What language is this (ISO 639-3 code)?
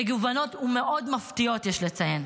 heb